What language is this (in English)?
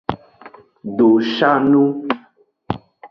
Aja (Benin)